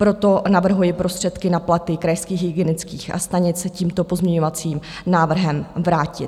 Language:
Czech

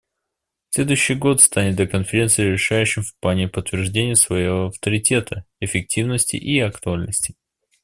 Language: Russian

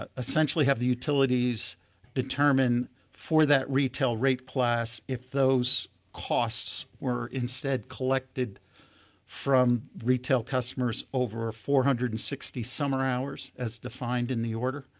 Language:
English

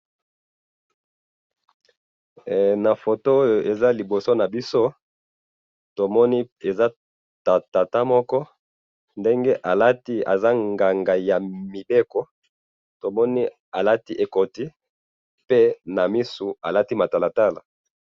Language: Lingala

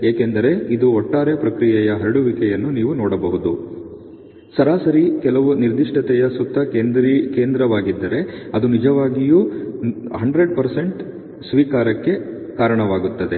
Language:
Kannada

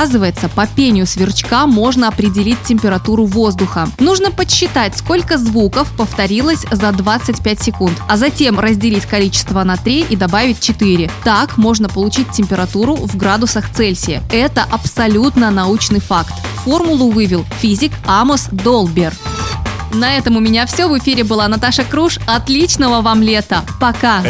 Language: Russian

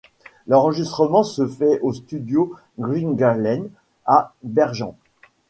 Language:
French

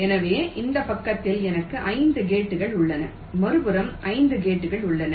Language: Tamil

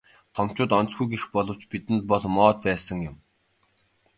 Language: Mongolian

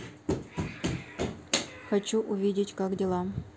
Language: Russian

